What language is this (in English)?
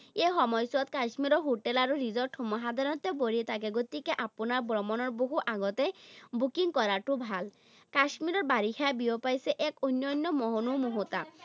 Assamese